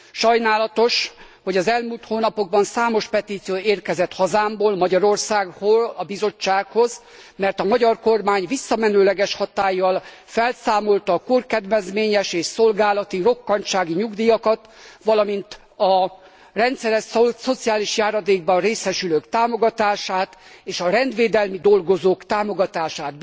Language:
Hungarian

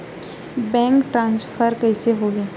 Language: Chhattisgarhi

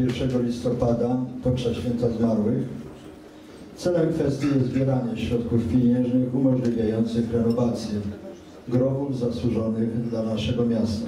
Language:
Polish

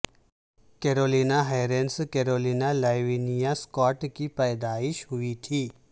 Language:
Urdu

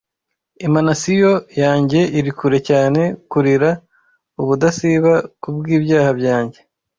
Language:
Kinyarwanda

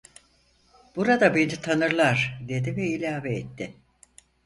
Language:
Turkish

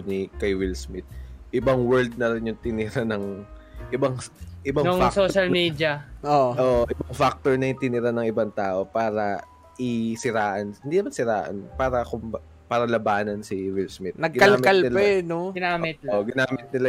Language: Filipino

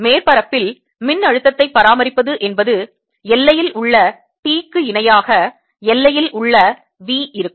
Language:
Tamil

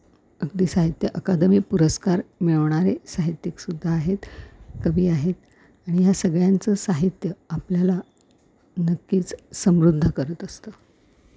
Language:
Marathi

